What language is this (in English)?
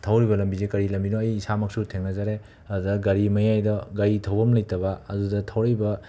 Manipuri